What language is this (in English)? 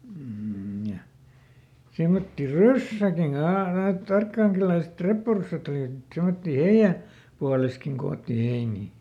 Finnish